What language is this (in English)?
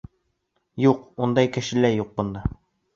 Bashkir